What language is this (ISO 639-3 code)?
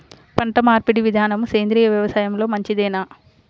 tel